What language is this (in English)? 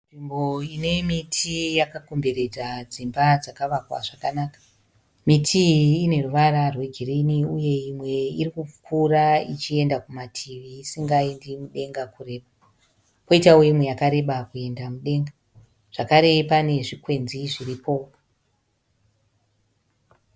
Shona